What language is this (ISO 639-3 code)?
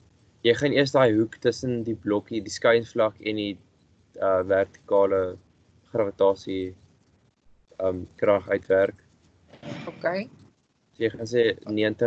nld